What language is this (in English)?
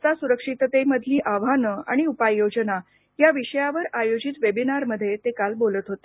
Marathi